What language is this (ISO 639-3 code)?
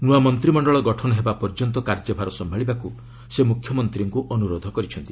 ori